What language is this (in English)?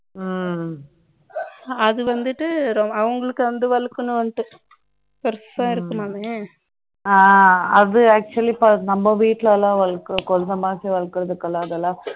Tamil